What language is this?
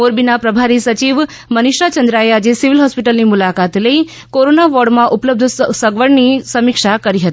Gujarati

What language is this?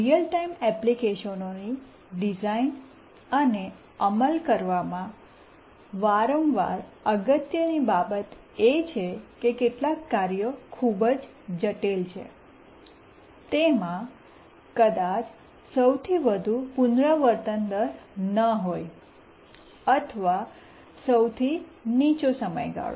Gujarati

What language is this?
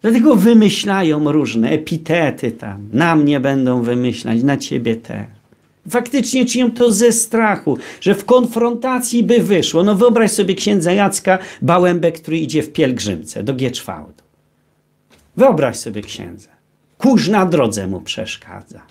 Polish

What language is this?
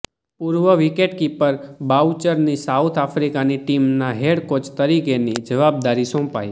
Gujarati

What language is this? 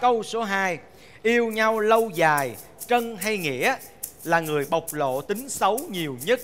Vietnamese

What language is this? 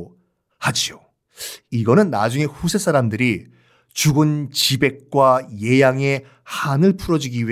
Korean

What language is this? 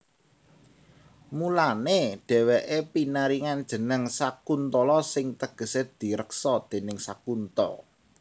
Javanese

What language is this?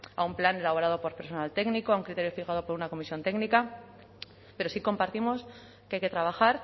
Spanish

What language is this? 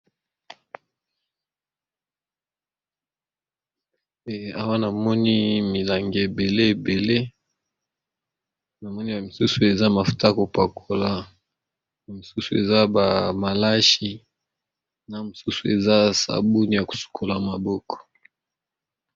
Lingala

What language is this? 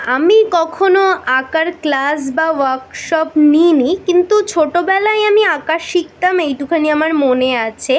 Bangla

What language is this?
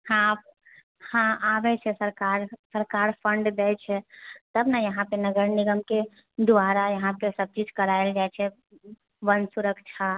Maithili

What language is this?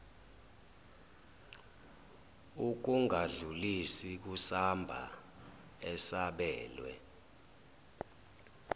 Zulu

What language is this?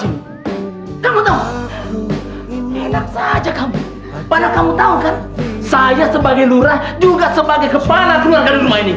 Indonesian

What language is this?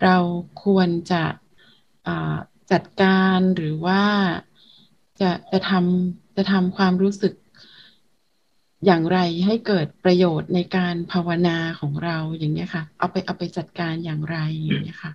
Thai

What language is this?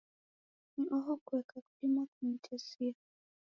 Taita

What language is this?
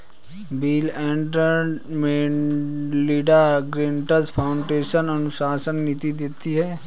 Hindi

